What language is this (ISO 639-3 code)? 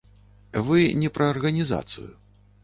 bel